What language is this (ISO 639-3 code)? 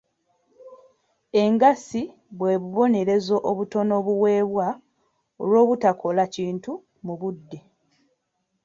lug